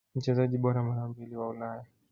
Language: Swahili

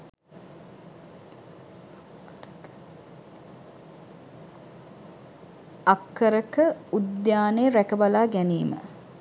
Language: Sinhala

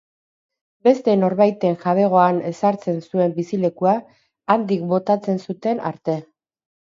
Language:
Basque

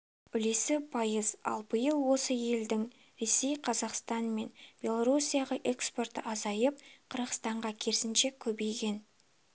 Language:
Kazakh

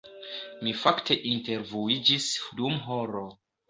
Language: Esperanto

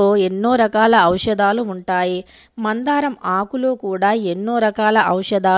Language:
Telugu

